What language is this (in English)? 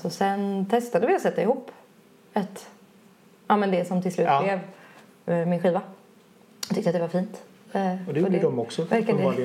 Swedish